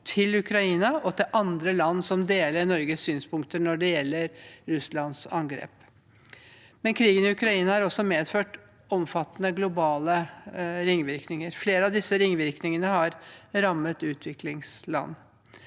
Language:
Norwegian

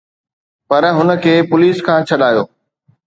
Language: Sindhi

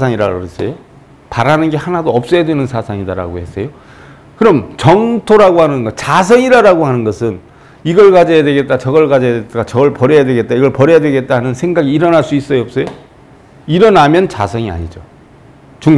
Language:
Korean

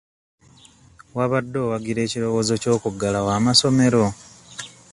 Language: Ganda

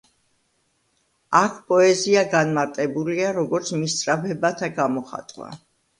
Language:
Georgian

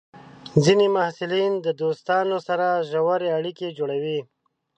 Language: Pashto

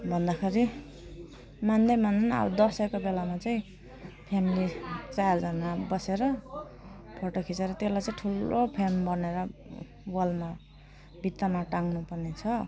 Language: Nepali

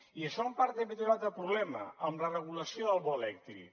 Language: Catalan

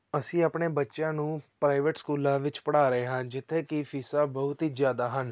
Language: Punjabi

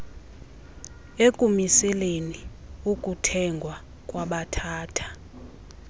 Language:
Xhosa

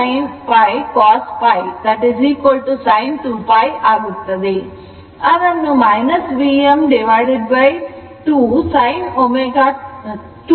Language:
Kannada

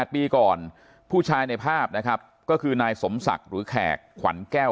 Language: Thai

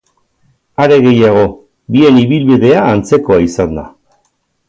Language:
Basque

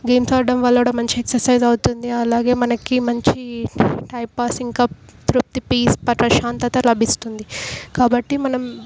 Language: Telugu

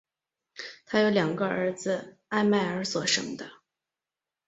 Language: Chinese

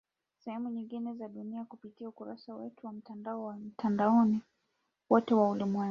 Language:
Swahili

